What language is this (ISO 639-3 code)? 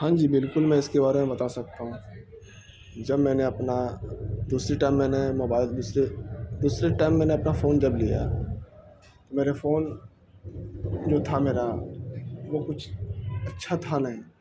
urd